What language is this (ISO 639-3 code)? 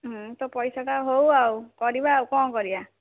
ori